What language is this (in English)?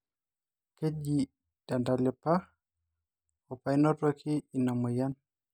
Masai